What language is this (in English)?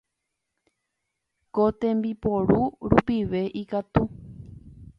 Guarani